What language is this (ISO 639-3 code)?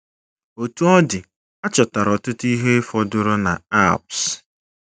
ibo